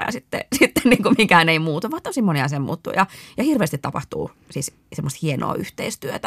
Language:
Finnish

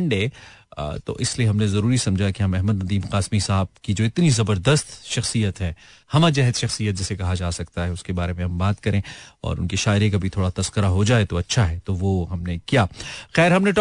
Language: Hindi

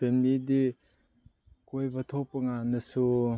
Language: Manipuri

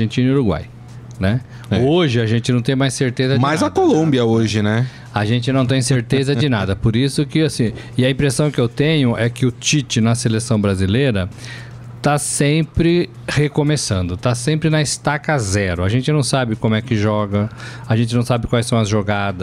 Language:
Portuguese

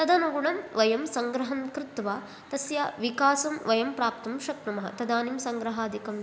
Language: Sanskrit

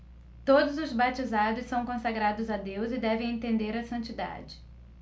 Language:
Portuguese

